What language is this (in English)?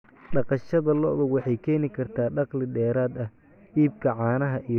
Somali